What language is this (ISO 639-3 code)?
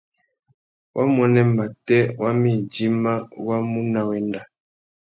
bag